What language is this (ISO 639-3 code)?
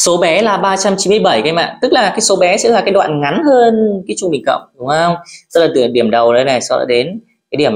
vie